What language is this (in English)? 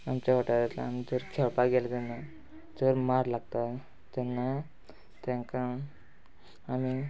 Konkani